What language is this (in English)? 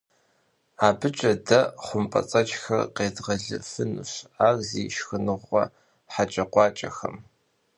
Kabardian